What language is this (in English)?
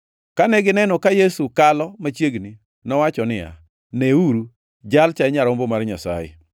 Luo (Kenya and Tanzania)